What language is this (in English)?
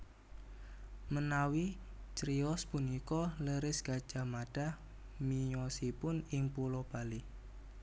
Javanese